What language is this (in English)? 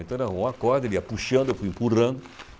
Portuguese